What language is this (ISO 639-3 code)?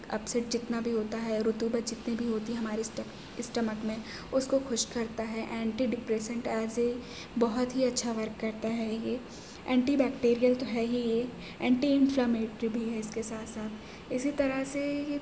urd